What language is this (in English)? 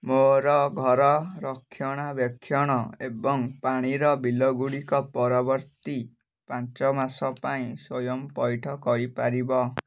Odia